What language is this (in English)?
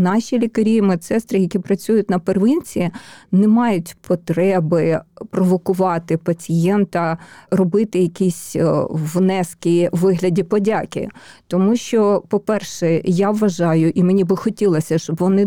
Ukrainian